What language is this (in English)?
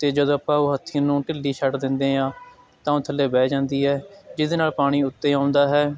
Punjabi